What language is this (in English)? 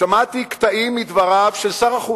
Hebrew